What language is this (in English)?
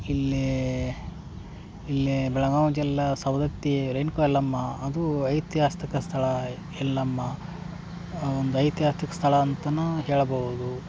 Kannada